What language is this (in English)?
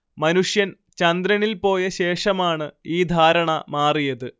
Malayalam